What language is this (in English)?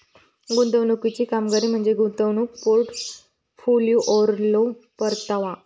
Marathi